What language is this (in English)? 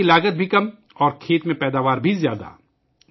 Urdu